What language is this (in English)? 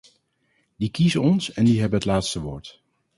Dutch